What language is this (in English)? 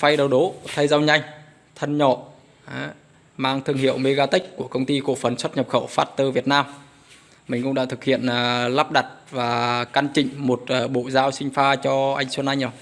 Vietnamese